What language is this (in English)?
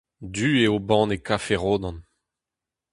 Breton